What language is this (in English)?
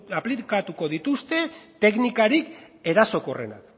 Basque